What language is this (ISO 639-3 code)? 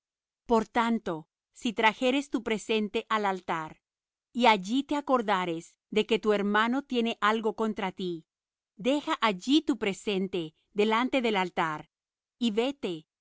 spa